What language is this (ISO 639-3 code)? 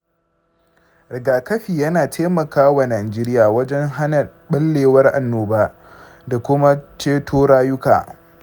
hau